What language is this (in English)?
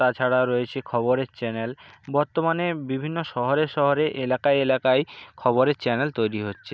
Bangla